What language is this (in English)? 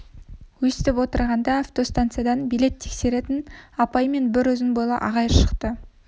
Kazakh